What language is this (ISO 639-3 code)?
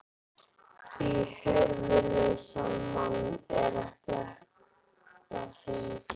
isl